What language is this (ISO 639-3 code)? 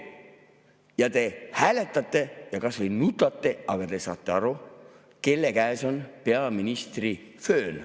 est